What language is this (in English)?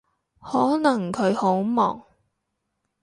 Cantonese